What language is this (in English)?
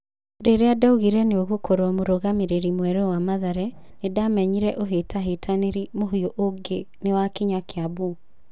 Kikuyu